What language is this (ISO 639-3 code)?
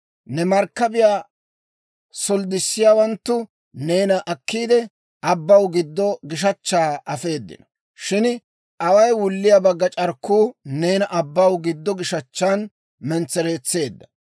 dwr